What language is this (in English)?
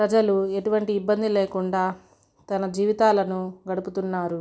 Telugu